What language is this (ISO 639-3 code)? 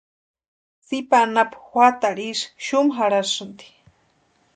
pua